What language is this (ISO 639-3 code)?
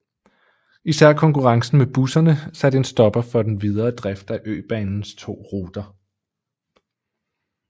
dan